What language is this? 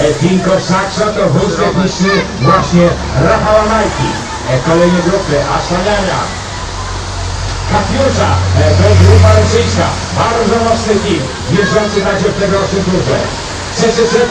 Polish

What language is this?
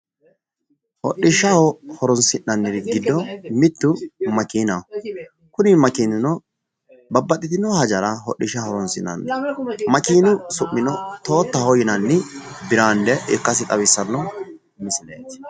Sidamo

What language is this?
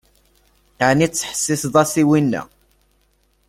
Kabyle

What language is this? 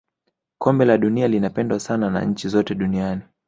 Swahili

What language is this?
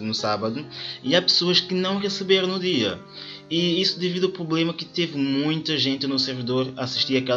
Portuguese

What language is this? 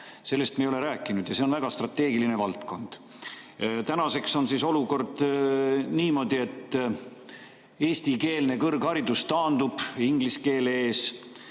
Estonian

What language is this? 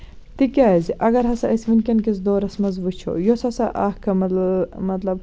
Kashmiri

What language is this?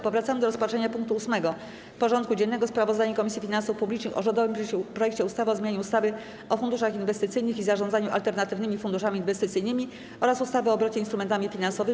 Polish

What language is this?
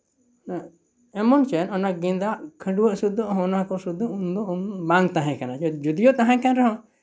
Santali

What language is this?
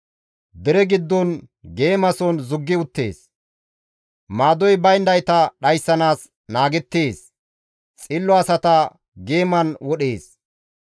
Gamo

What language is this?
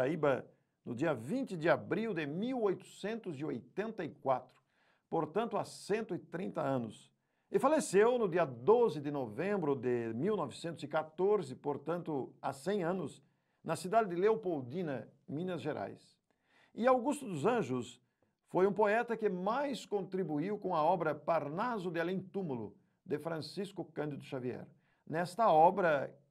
Portuguese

